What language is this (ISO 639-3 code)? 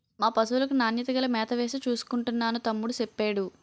tel